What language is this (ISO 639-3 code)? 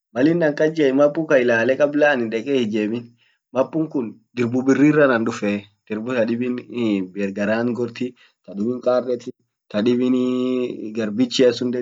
orc